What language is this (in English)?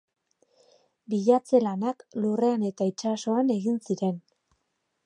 Basque